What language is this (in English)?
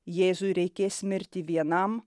Lithuanian